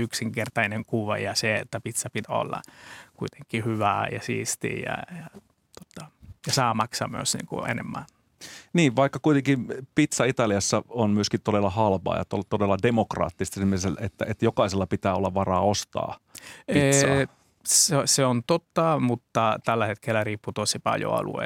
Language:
Finnish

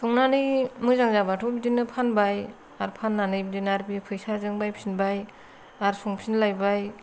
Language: Bodo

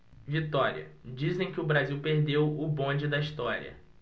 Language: Portuguese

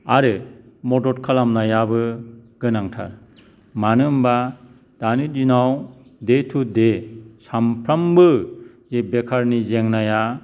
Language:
Bodo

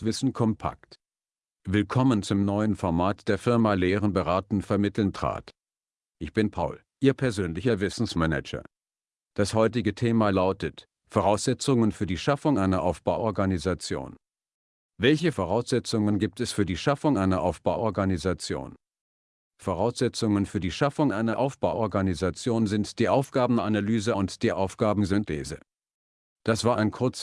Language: German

